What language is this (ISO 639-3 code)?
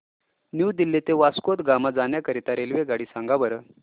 mar